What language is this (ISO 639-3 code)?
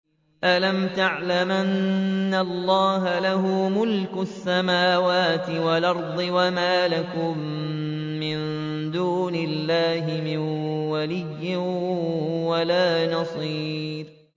ara